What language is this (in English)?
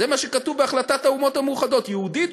Hebrew